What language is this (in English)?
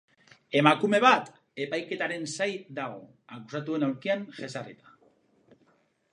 Basque